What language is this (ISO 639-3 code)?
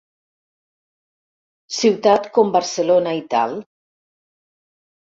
cat